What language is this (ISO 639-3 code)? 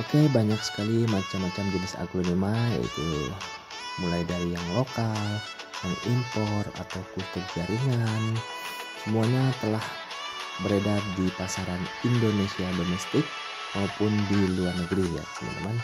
ind